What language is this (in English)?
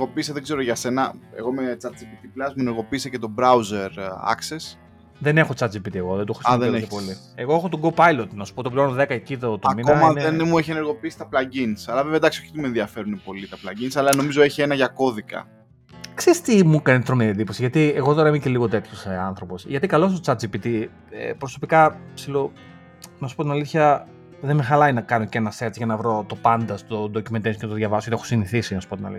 Greek